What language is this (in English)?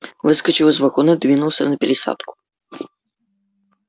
Russian